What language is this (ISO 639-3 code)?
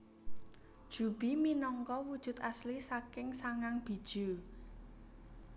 jav